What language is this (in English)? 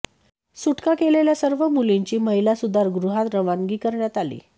Marathi